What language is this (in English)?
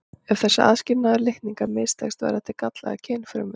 Icelandic